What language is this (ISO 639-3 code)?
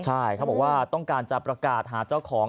tha